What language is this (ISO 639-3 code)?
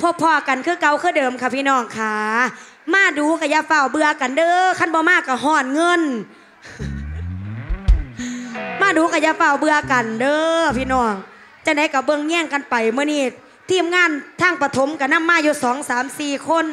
tha